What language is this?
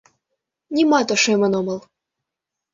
Mari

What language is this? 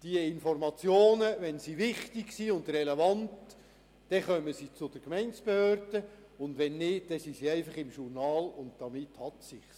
Swiss German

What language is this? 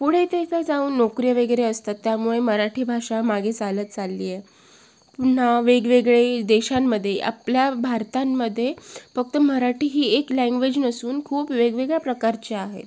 Marathi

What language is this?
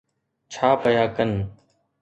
Sindhi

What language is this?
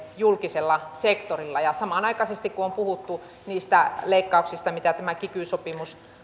Finnish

